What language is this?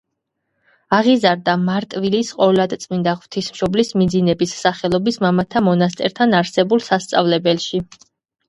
Georgian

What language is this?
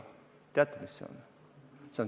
Estonian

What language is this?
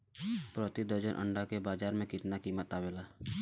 Bhojpuri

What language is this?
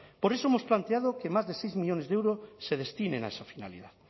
Spanish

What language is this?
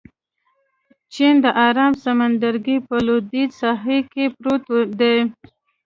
Pashto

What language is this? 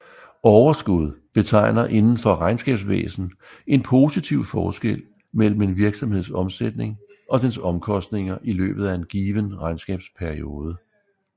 Danish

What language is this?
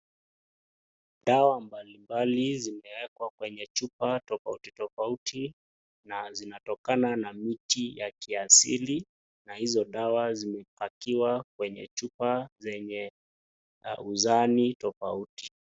Swahili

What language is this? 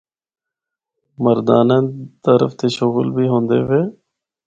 Northern Hindko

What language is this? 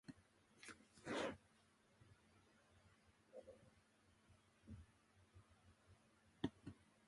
Japanese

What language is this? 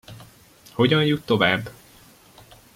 Hungarian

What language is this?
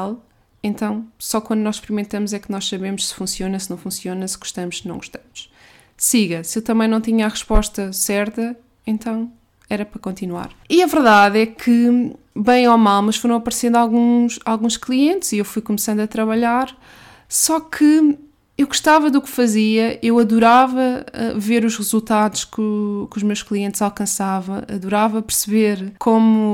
Portuguese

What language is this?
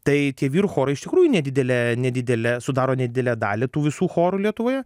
Lithuanian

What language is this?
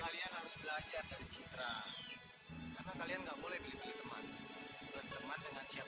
Indonesian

